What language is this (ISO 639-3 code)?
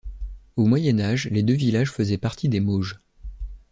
fra